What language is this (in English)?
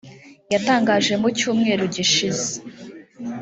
Kinyarwanda